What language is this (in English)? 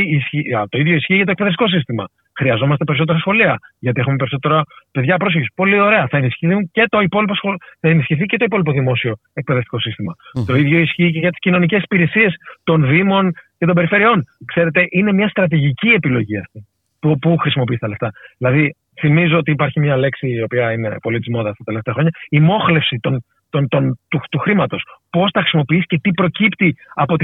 Greek